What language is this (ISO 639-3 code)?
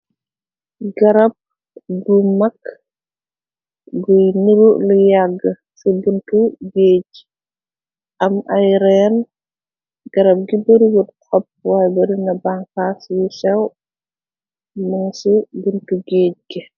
wol